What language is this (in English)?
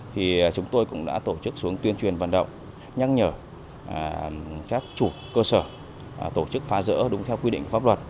Vietnamese